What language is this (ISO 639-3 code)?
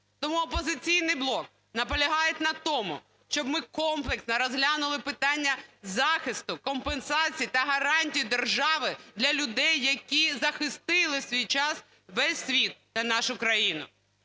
ukr